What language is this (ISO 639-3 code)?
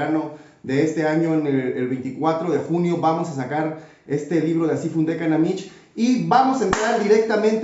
spa